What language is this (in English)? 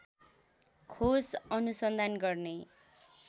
Nepali